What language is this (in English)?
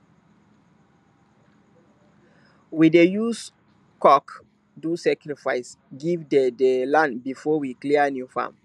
Nigerian Pidgin